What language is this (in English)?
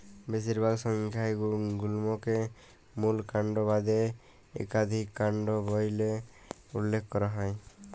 Bangla